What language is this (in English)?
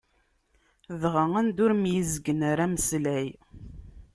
Kabyle